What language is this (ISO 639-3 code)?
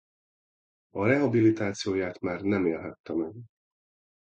hun